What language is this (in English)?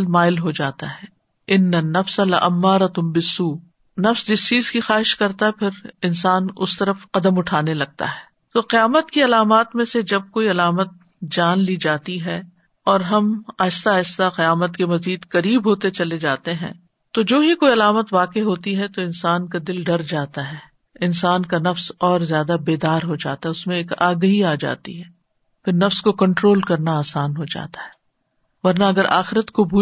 Urdu